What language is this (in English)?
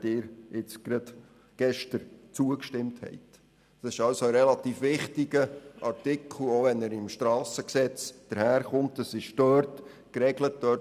Swiss German